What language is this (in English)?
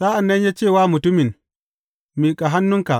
Hausa